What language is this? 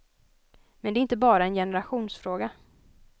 Swedish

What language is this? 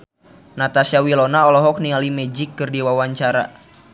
Sundanese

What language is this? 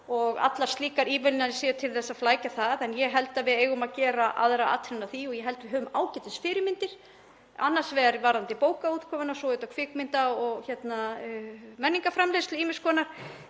Icelandic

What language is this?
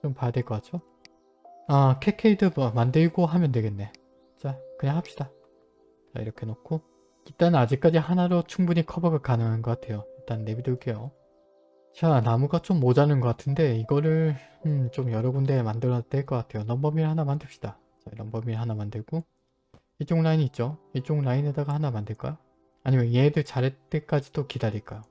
Korean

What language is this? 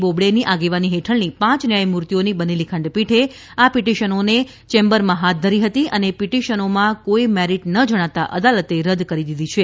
Gujarati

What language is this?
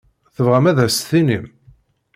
Kabyle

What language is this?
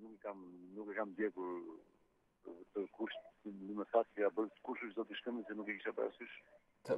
Romanian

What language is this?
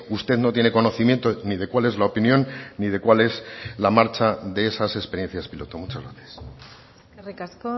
Spanish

